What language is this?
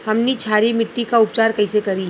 Bhojpuri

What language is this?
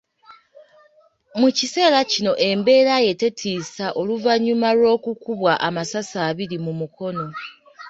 Ganda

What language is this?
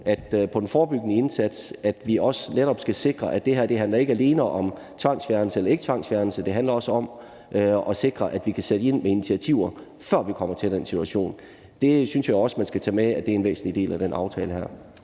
Danish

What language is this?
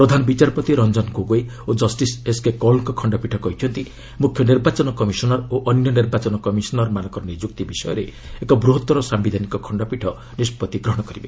Odia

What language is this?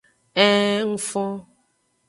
Aja (Benin)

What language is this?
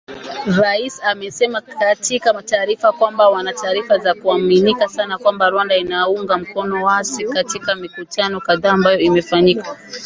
Swahili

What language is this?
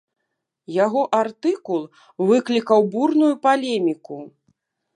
Belarusian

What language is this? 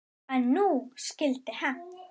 Icelandic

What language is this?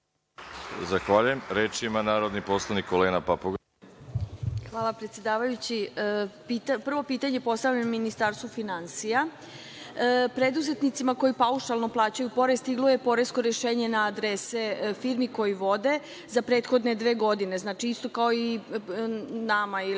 Serbian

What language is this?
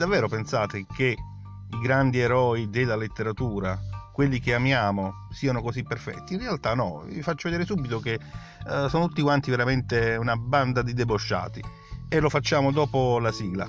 Italian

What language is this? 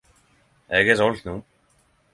Norwegian Nynorsk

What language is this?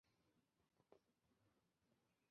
Chinese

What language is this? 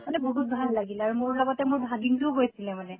Assamese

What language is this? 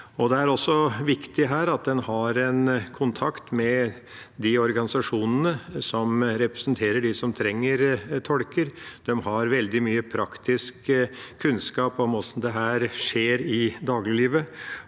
Norwegian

